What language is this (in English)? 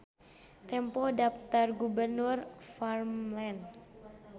Sundanese